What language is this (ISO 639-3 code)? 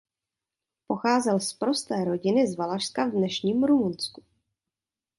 ces